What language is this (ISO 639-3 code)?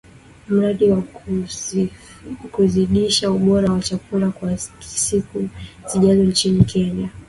swa